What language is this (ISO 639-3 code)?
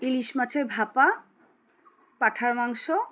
ben